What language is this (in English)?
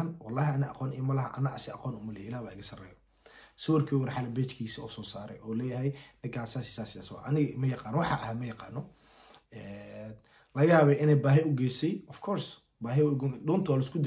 Arabic